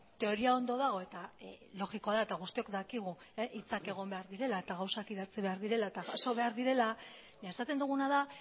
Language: Basque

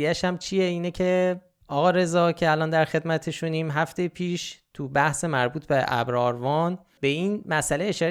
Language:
Persian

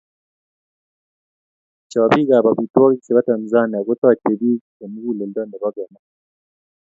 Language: Kalenjin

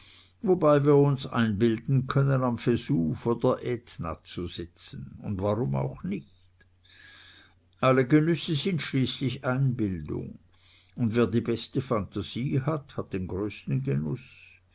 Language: German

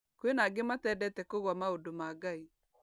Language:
Kikuyu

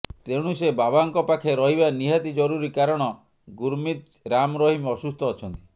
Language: Odia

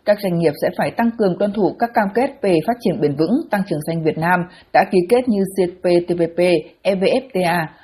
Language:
Vietnamese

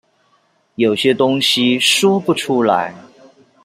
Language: Chinese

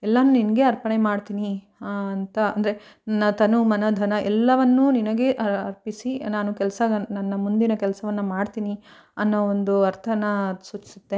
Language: Kannada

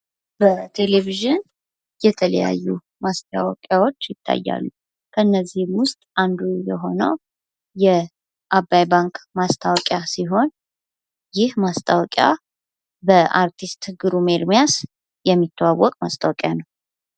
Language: Amharic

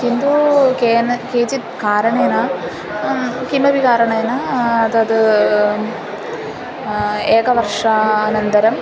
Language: Sanskrit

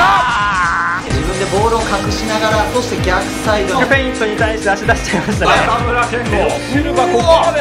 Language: Japanese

